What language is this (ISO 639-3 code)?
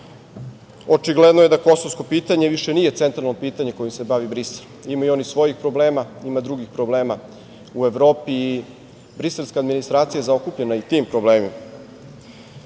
srp